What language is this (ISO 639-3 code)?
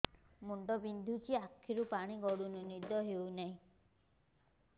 ori